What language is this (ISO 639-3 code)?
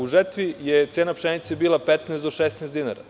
srp